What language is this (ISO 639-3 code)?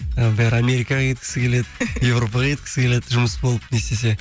kaz